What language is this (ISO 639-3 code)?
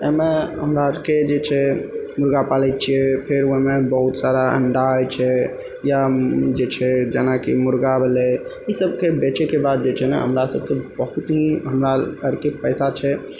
mai